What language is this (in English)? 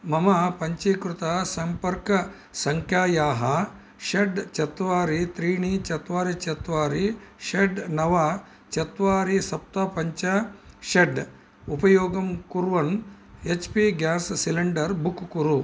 Sanskrit